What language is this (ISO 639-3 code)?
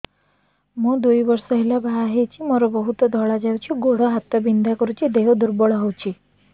ori